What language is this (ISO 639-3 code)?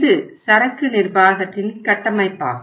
tam